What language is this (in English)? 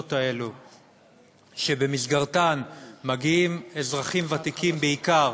Hebrew